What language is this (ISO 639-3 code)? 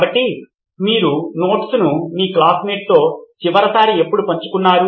tel